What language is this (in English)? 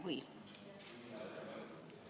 Estonian